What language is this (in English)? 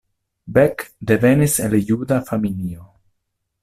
Esperanto